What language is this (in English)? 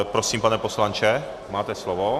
Czech